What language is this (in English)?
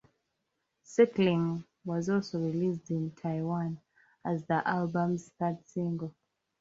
English